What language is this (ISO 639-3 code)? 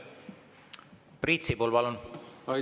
est